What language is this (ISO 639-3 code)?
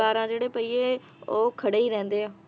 pan